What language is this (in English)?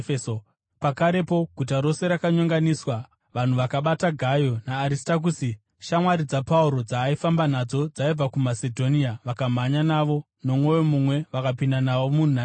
Shona